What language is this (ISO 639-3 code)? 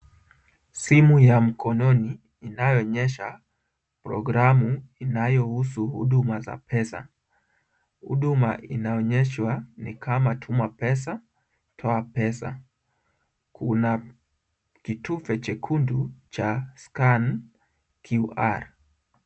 swa